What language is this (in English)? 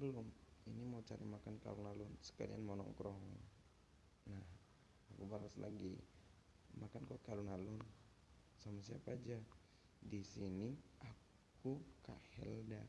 Indonesian